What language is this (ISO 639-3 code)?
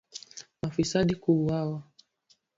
swa